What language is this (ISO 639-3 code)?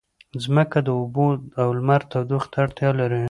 pus